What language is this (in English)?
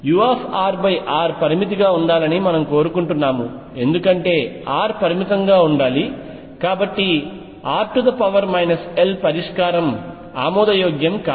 Telugu